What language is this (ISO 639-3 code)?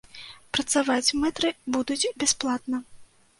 bel